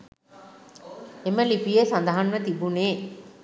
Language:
Sinhala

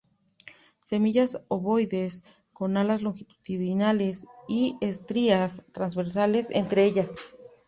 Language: Spanish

